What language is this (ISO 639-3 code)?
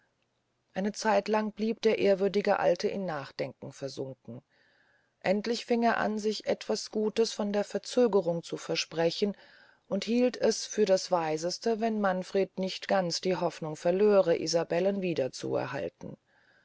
deu